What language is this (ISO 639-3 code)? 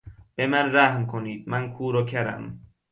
fas